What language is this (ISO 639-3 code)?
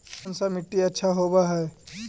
mag